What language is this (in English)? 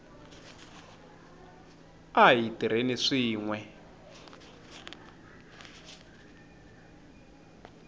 Tsonga